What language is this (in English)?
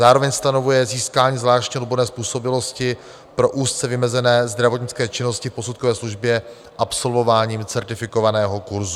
Czech